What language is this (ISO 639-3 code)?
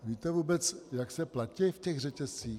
ces